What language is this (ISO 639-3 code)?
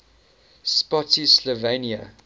eng